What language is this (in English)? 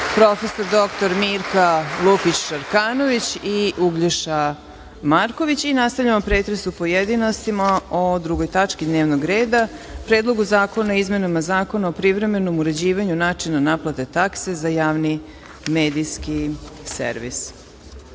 Serbian